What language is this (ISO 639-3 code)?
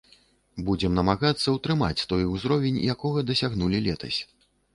bel